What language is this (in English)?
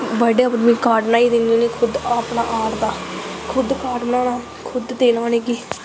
Dogri